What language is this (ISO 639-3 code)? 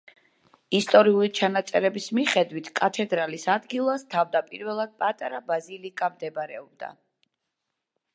kat